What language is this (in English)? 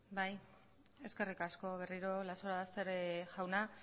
Basque